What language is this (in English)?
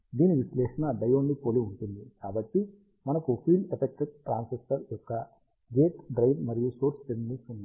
Telugu